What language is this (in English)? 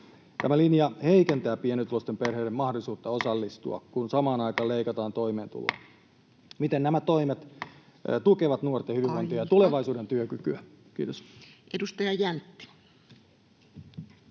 Finnish